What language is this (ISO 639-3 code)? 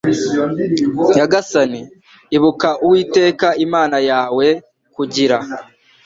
kin